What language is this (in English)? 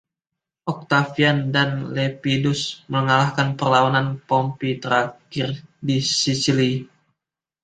Indonesian